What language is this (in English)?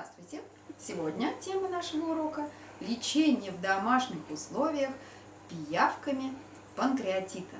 Russian